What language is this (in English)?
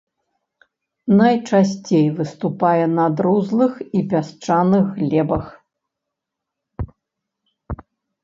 Belarusian